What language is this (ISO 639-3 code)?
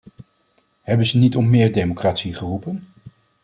nld